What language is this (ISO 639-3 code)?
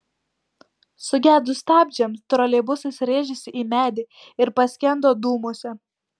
lit